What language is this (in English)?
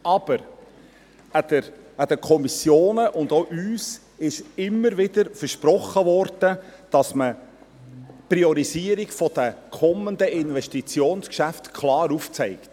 Swiss German